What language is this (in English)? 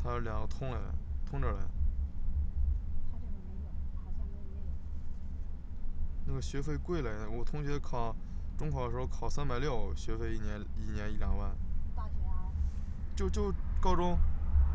Chinese